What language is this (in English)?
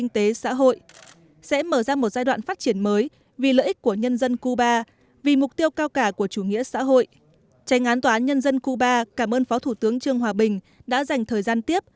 Vietnamese